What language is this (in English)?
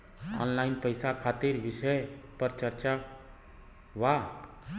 Bhojpuri